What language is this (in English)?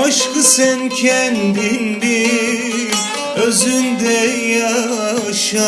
Turkish